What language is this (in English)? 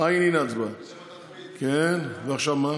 Hebrew